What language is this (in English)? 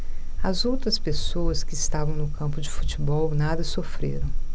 Portuguese